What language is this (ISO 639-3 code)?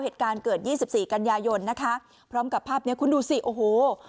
tha